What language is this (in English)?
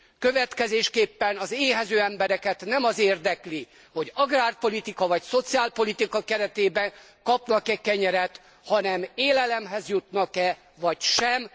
Hungarian